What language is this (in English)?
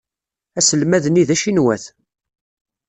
Kabyle